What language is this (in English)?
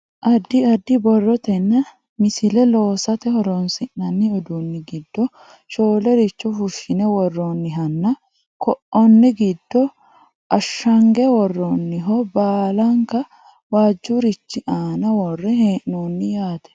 Sidamo